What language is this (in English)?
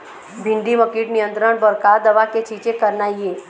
Chhattisgarhi